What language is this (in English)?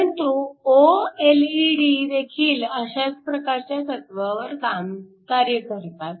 Marathi